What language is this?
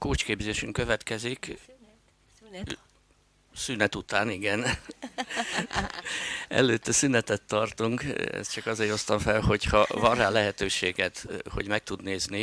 Hungarian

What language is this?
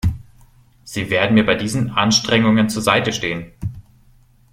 German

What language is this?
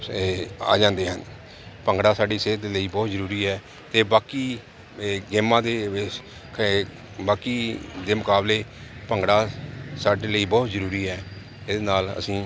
Punjabi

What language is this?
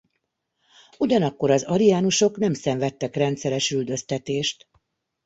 Hungarian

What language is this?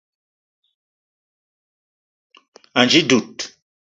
Eton (Cameroon)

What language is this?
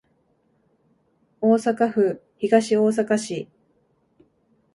Japanese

